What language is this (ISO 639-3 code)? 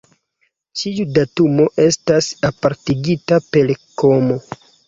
epo